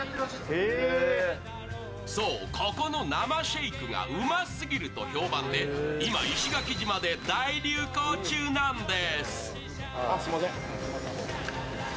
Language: Japanese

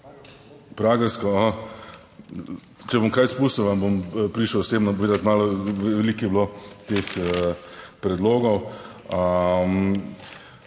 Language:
Slovenian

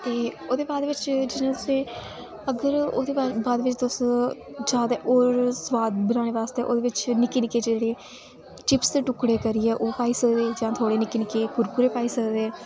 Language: Dogri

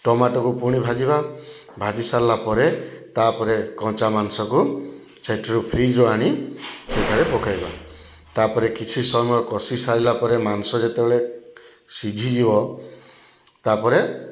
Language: Odia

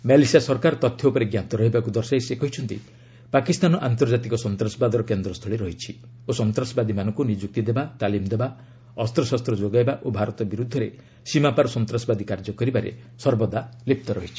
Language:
Odia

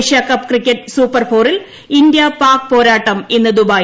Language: Malayalam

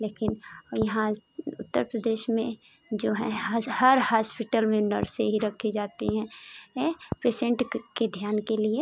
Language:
Hindi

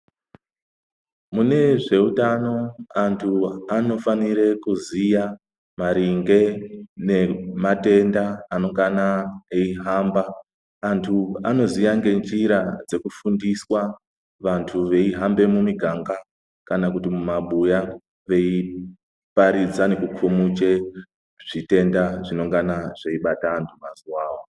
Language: Ndau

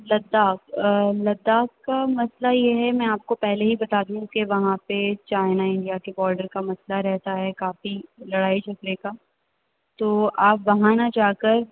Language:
Urdu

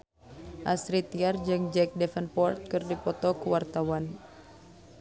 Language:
Sundanese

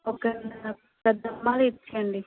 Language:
Telugu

